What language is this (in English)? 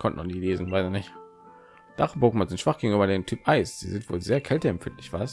German